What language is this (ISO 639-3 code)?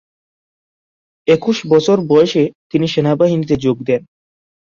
ben